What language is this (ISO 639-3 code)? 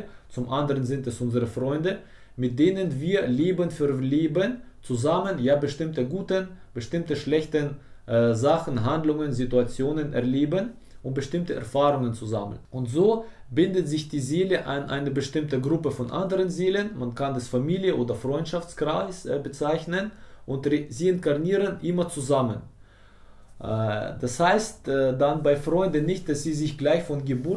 deu